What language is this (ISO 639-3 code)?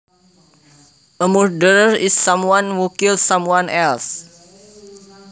jav